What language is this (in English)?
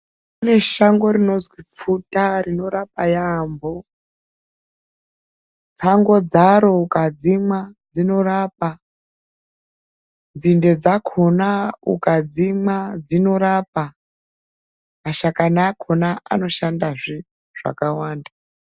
Ndau